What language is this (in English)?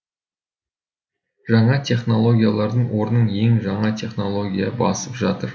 Kazakh